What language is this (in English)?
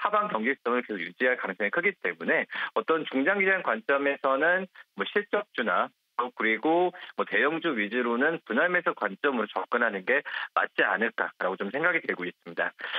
Korean